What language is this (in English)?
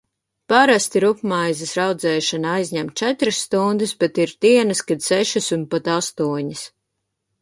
Latvian